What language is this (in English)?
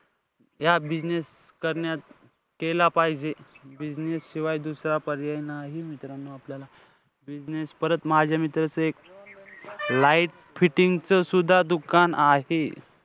Marathi